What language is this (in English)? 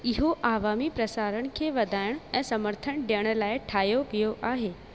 Sindhi